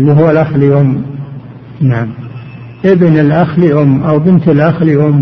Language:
Arabic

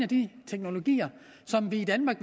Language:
Danish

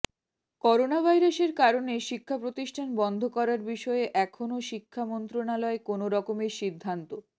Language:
Bangla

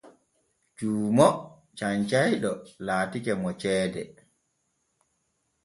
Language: Borgu Fulfulde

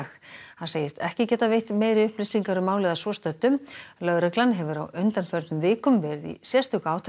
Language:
Icelandic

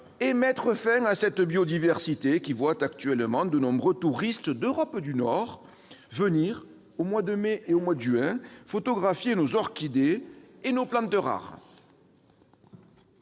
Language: French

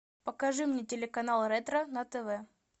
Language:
Russian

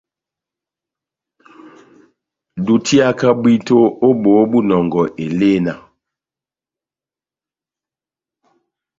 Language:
Batanga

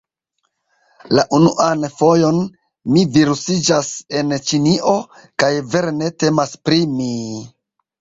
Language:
Esperanto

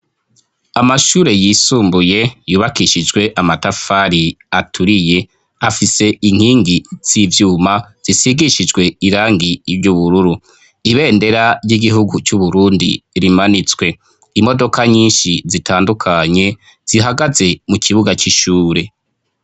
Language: Rundi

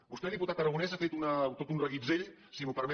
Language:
Catalan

